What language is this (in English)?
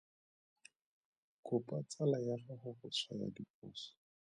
Tswana